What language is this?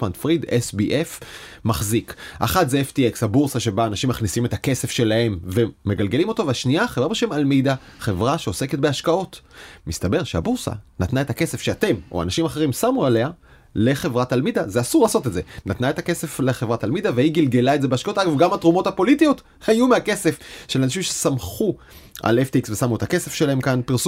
Hebrew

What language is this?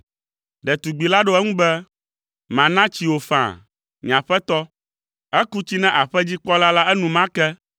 Ewe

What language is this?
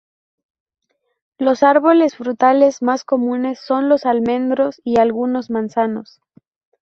Spanish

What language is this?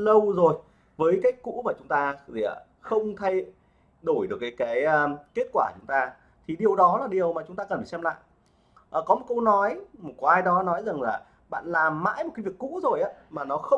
Vietnamese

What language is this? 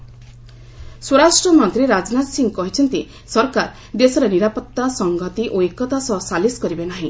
Odia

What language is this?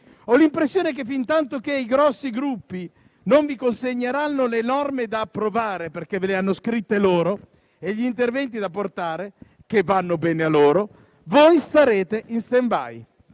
Italian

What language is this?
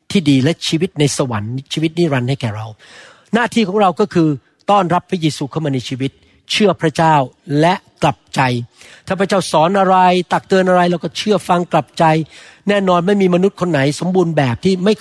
Thai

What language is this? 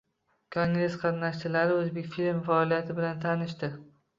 Uzbek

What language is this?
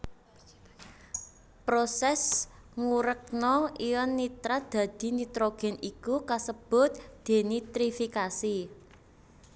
Javanese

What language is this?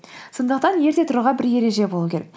Kazakh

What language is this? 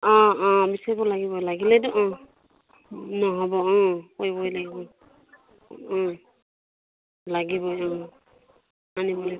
Assamese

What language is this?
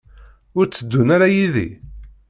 Kabyle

